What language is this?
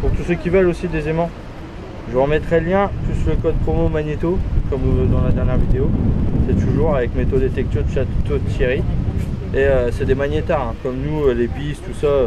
French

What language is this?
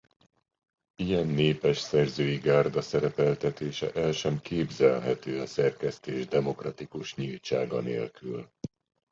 Hungarian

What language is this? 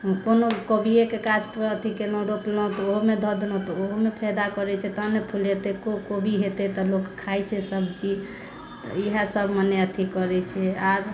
Maithili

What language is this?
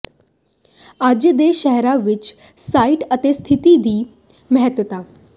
Punjabi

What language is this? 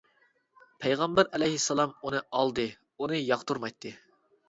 Uyghur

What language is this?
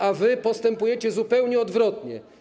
Polish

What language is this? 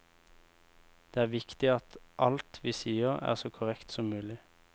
Norwegian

